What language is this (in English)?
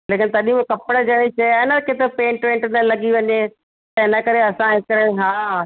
Sindhi